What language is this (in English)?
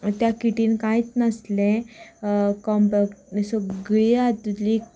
Konkani